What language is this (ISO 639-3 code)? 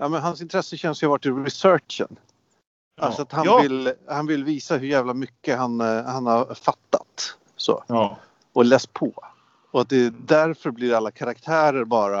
swe